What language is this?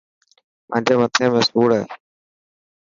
Dhatki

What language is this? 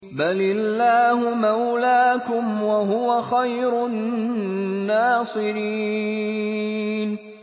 Arabic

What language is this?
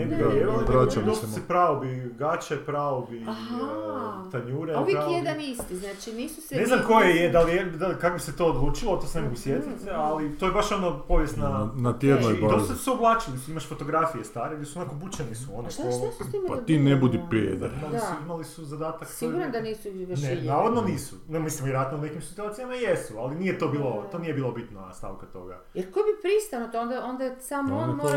Croatian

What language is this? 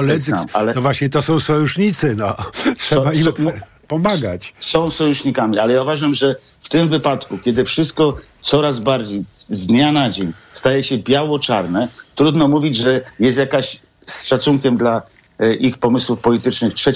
Polish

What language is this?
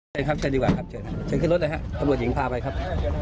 Thai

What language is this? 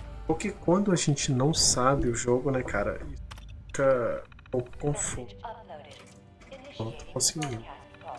Portuguese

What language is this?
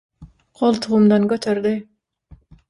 Turkmen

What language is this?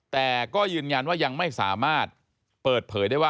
Thai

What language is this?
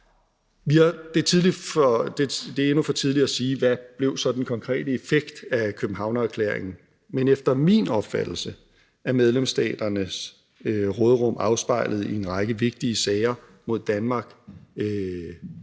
Danish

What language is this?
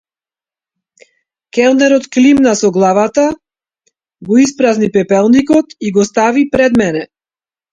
Macedonian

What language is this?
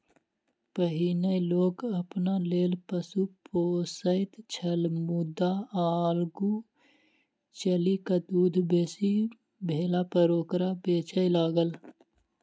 Maithili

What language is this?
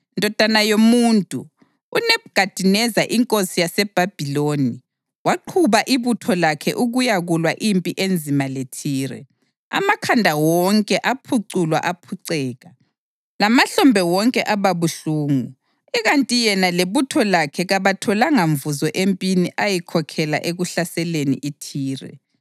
North Ndebele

